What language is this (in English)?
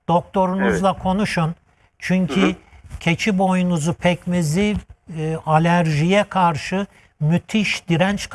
Turkish